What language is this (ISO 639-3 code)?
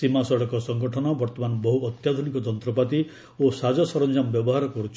ori